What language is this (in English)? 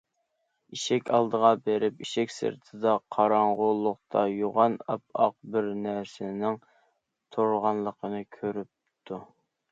Uyghur